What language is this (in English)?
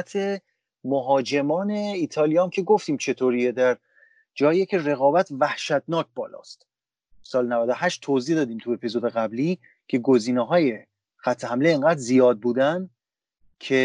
Persian